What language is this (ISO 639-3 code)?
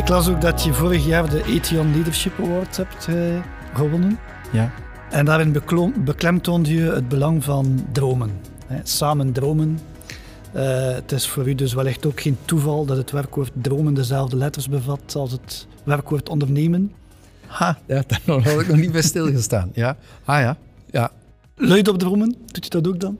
nld